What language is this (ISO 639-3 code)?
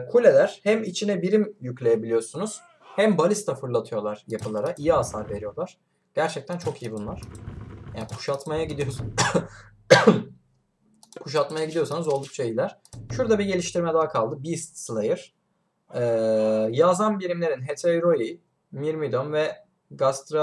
tur